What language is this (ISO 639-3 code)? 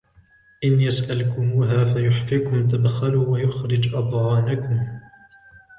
ara